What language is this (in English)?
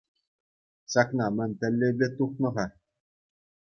Chuvash